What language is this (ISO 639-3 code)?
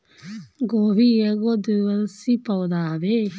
bho